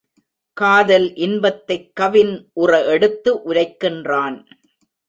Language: Tamil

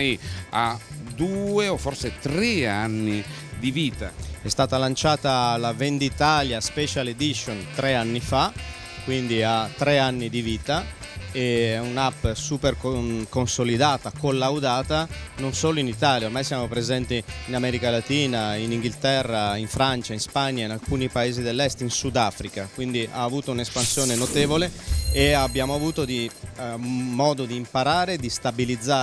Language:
Italian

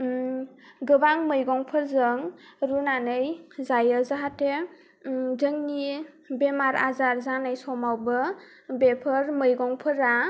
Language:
Bodo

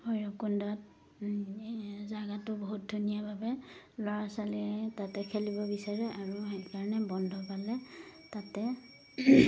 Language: Assamese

